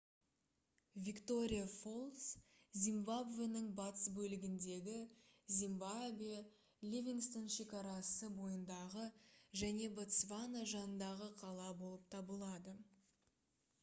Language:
Kazakh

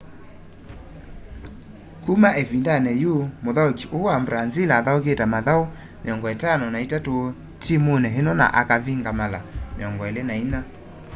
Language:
Kamba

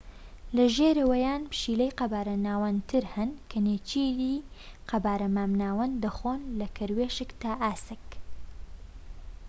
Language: Central Kurdish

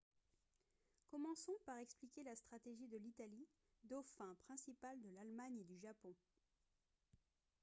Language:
French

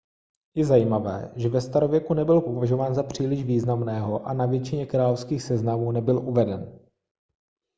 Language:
Czech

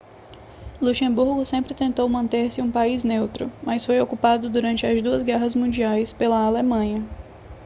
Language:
Portuguese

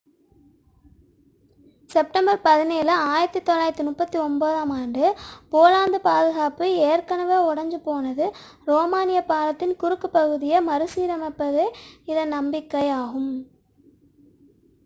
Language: Tamil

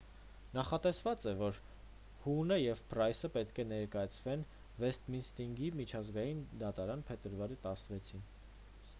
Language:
Armenian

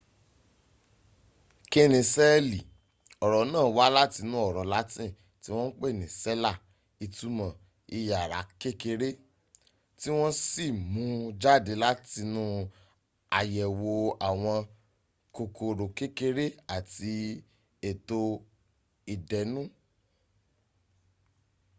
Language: Yoruba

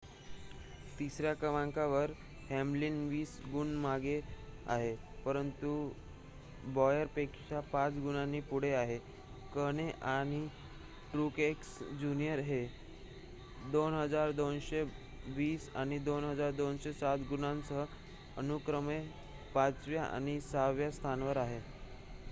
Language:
Marathi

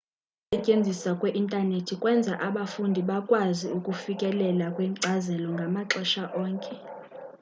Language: Xhosa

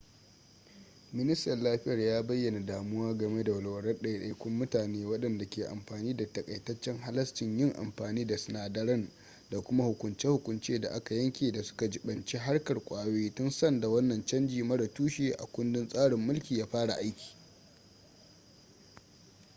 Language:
Hausa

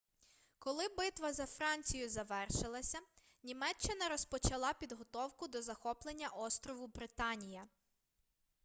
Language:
Ukrainian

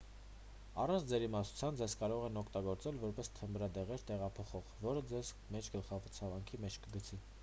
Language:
Armenian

